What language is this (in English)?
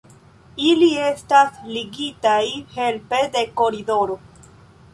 Esperanto